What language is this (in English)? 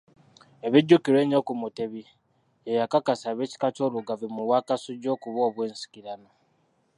Ganda